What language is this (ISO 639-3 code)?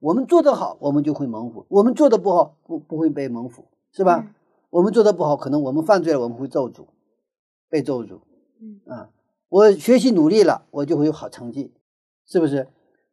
zho